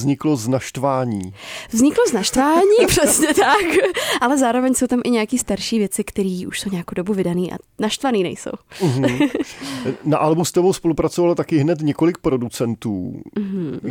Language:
Czech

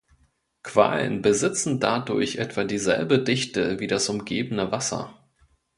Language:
German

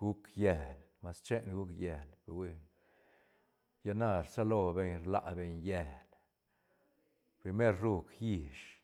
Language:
Santa Catarina Albarradas Zapotec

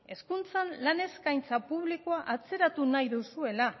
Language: Basque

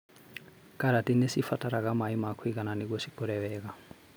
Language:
Kikuyu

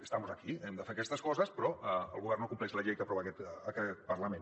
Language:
Catalan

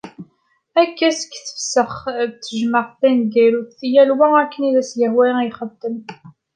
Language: Kabyle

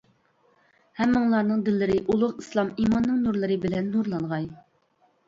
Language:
Uyghur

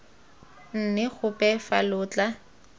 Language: Tswana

